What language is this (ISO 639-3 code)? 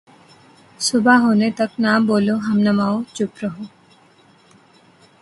urd